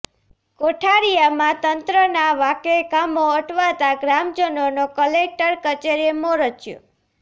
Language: Gujarati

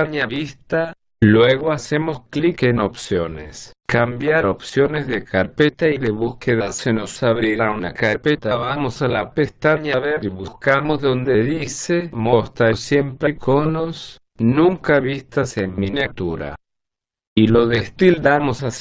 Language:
Spanish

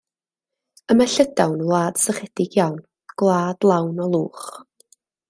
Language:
Welsh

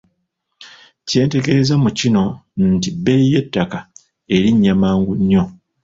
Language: Ganda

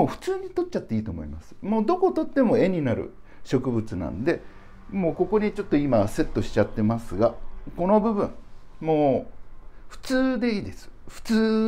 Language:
Japanese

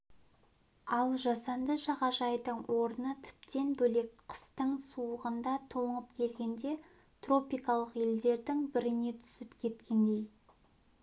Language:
Kazakh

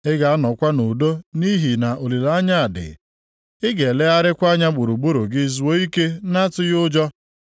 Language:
Igbo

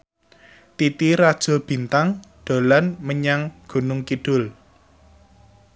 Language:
Javanese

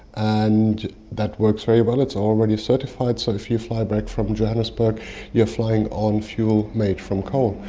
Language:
English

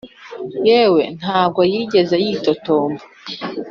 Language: Kinyarwanda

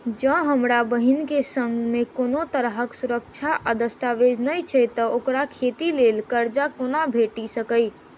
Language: Maithili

